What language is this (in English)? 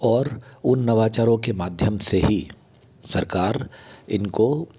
Hindi